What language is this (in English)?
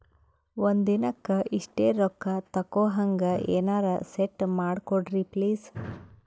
Kannada